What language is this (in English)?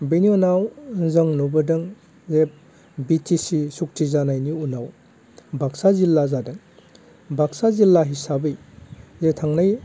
Bodo